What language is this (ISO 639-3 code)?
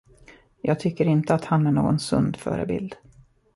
swe